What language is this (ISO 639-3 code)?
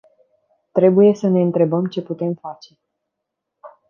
ron